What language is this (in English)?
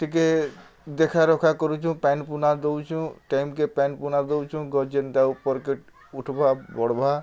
Odia